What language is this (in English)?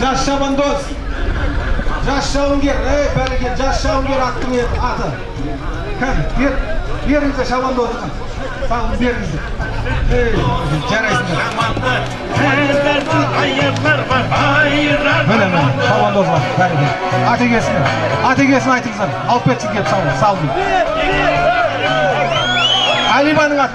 Turkish